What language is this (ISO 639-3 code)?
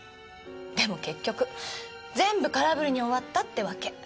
jpn